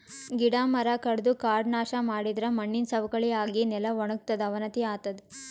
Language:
Kannada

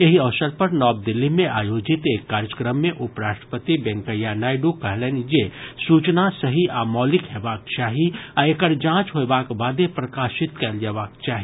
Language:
Maithili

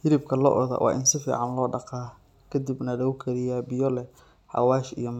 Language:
Somali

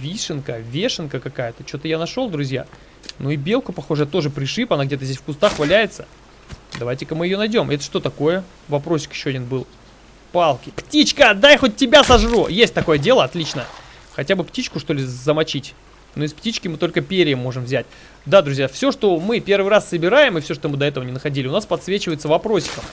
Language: Russian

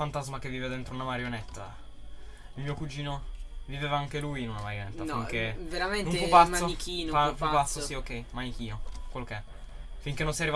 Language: Italian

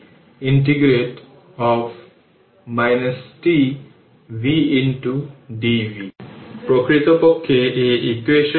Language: Bangla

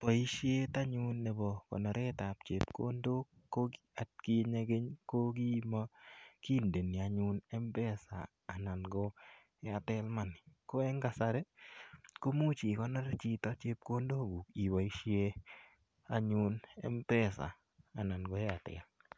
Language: Kalenjin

